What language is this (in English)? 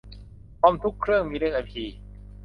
Thai